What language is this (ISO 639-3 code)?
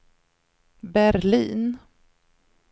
swe